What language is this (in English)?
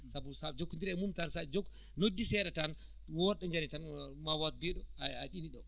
Fula